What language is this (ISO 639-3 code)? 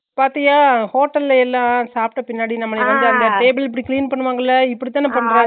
tam